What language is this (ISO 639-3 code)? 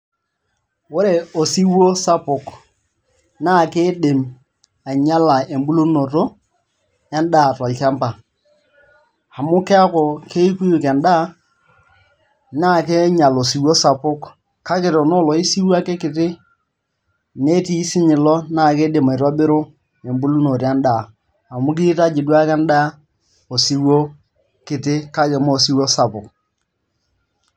mas